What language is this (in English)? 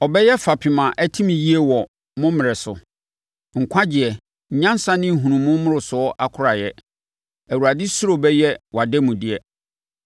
Akan